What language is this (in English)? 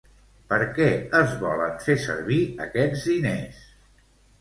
Catalan